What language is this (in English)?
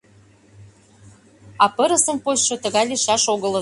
Mari